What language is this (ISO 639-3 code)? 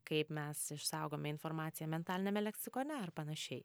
lit